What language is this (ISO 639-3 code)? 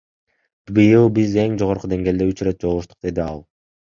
kir